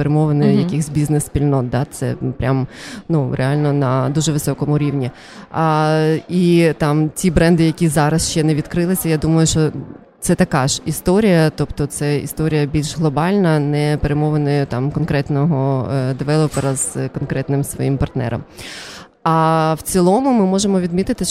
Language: Ukrainian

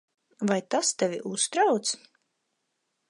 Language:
Latvian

